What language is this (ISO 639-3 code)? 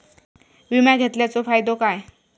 mar